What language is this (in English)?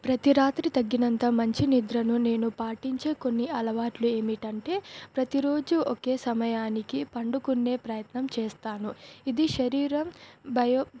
Telugu